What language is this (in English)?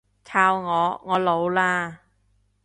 Cantonese